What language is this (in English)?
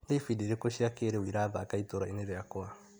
Kikuyu